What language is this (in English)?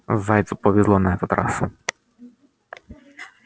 Russian